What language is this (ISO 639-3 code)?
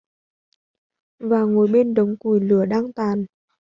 vie